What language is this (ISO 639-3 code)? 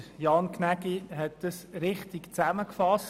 gsw